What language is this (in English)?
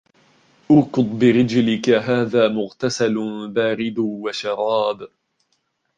Arabic